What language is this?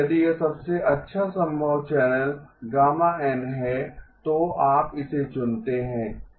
Hindi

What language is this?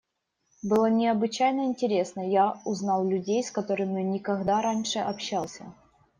Russian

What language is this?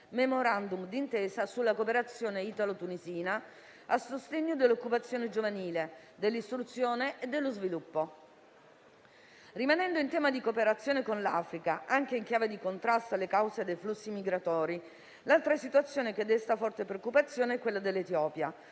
Italian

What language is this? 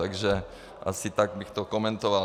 Czech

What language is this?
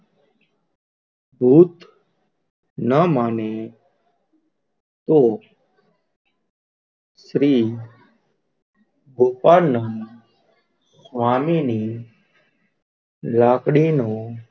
Gujarati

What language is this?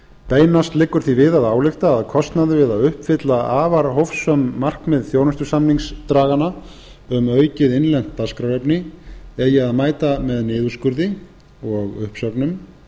Icelandic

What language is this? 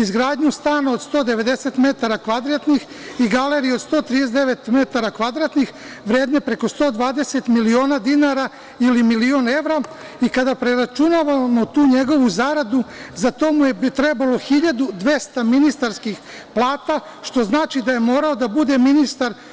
Serbian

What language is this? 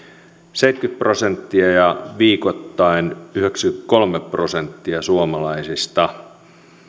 Finnish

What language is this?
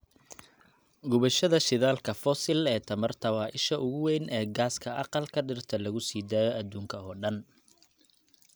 Somali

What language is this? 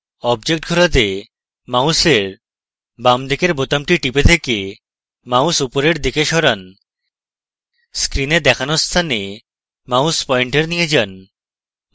Bangla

